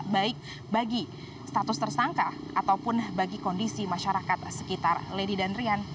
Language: Indonesian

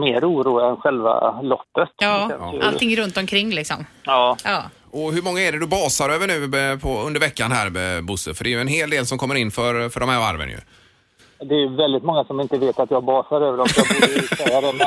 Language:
Swedish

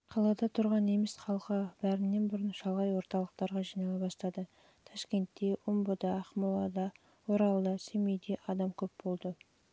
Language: Kazakh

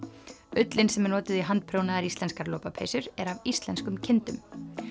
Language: Icelandic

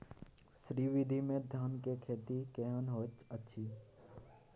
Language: Maithili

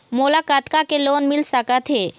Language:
Chhattisgarhi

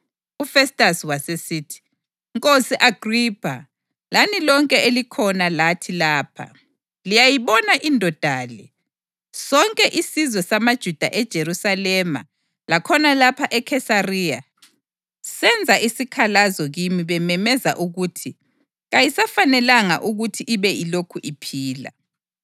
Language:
North Ndebele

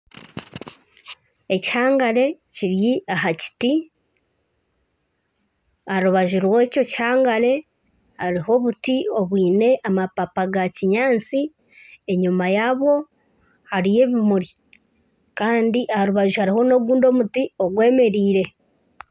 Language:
Nyankole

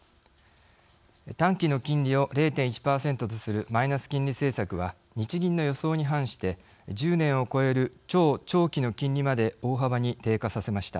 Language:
Japanese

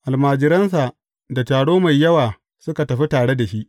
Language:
Hausa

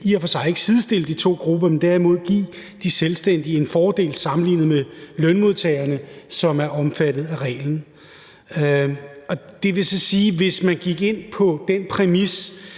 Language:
Danish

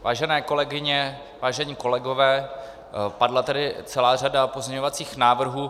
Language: Czech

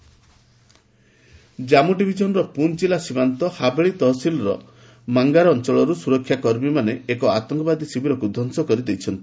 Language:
Odia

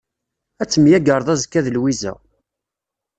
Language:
Kabyle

